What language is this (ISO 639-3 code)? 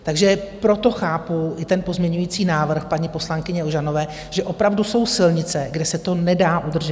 ces